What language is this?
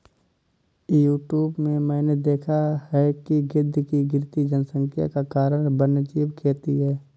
Hindi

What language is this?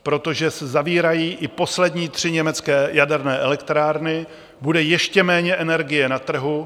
Czech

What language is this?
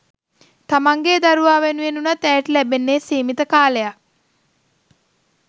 Sinhala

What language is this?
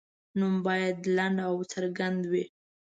Pashto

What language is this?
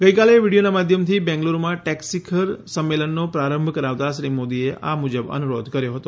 Gujarati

